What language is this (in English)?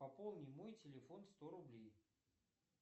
Russian